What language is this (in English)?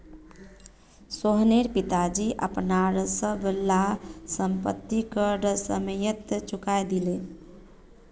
Magahi